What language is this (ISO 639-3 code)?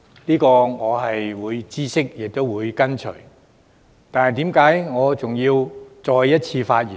yue